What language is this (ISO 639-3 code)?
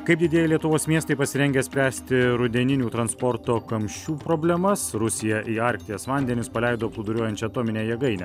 lit